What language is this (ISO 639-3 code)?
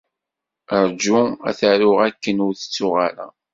kab